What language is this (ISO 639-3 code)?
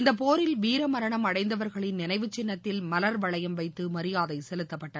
tam